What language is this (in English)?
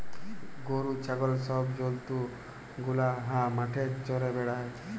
Bangla